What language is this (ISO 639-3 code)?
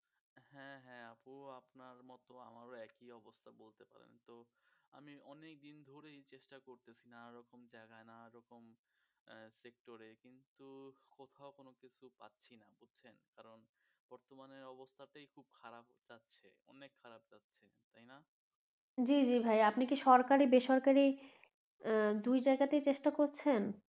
ben